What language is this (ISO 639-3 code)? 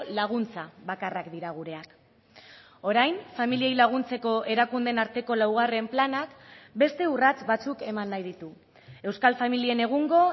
eus